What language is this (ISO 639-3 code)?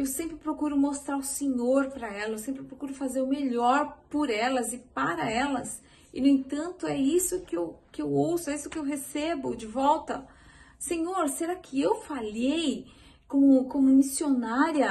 por